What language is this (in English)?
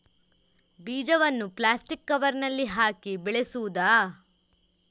Kannada